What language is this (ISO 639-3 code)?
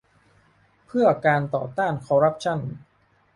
tha